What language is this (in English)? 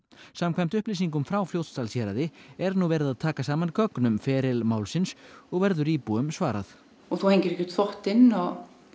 Icelandic